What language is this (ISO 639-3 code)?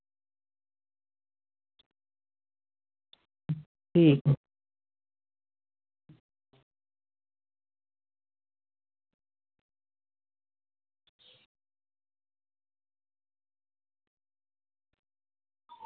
sat